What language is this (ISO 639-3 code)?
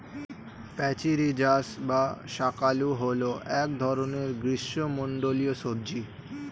ben